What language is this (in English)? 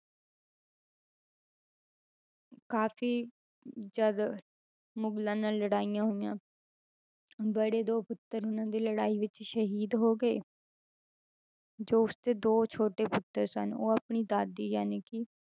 Punjabi